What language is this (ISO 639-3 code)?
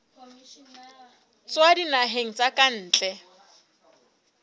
sot